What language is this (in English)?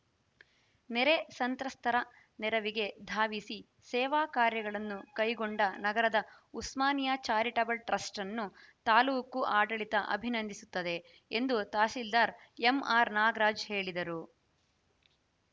Kannada